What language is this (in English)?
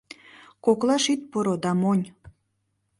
Mari